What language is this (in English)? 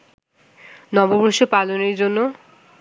Bangla